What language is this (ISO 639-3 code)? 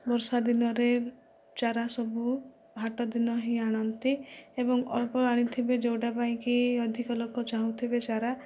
ori